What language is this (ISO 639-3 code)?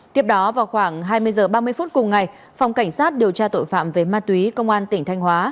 vie